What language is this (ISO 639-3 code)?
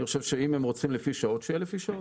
heb